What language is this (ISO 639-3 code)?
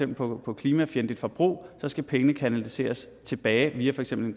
dan